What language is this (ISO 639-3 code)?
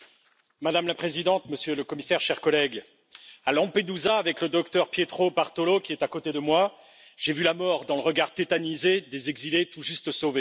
fra